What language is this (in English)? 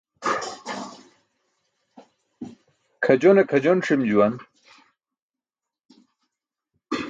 Burushaski